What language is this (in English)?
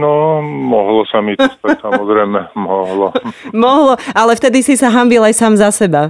Slovak